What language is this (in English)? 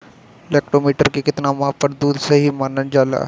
Bhojpuri